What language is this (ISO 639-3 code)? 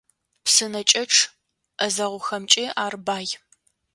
ady